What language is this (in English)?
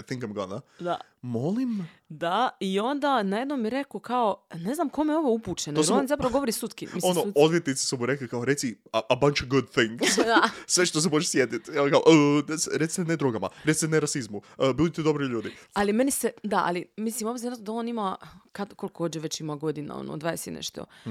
Croatian